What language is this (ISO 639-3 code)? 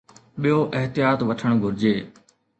snd